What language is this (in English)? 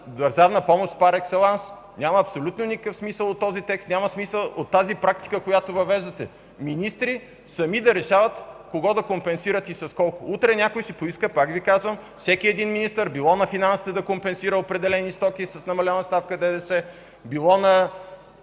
Bulgarian